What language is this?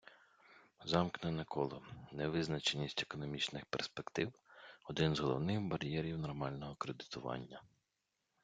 Ukrainian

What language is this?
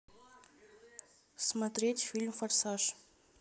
Russian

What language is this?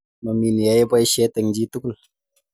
Kalenjin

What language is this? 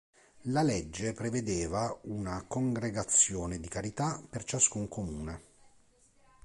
Italian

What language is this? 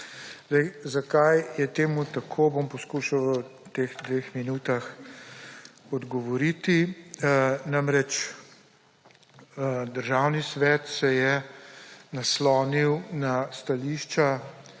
Slovenian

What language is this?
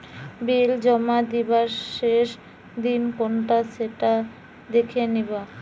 Bangla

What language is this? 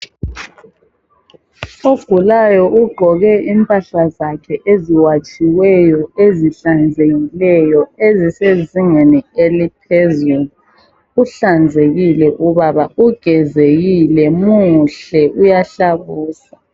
North Ndebele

